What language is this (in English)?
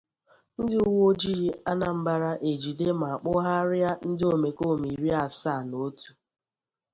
Igbo